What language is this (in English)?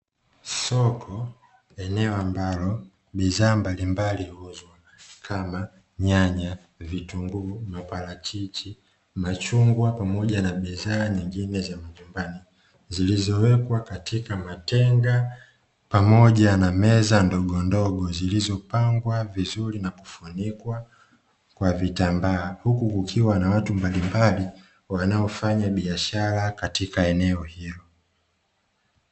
Swahili